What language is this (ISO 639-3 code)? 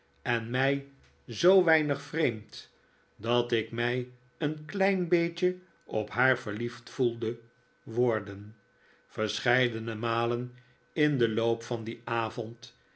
nld